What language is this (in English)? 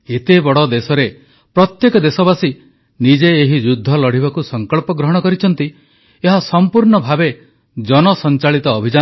Odia